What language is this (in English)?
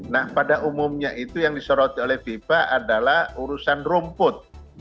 Indonesian